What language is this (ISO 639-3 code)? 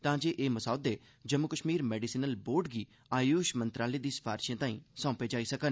doi